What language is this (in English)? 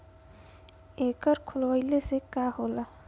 Bhojpuri